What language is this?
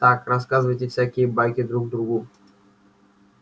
Russian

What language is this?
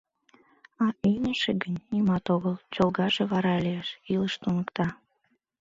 Mari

